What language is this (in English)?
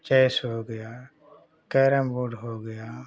Hindi